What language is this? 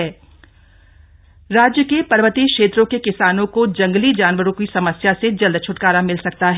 Hindi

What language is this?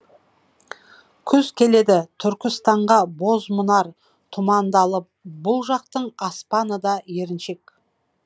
Kazakh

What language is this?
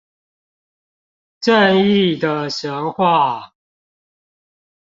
Chinese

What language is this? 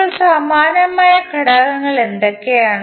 Malayalam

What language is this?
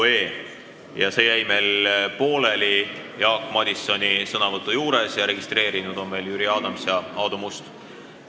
Estonian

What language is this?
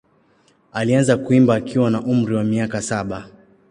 Swahili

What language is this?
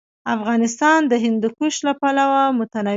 Pashto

